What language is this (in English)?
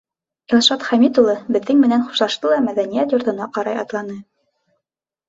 Bashkir